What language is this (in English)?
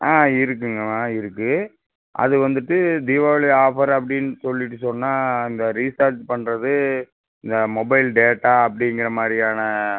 Tamil